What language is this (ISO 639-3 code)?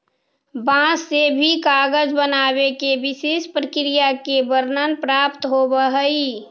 mag